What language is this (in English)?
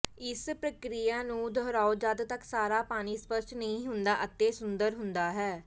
Punjabi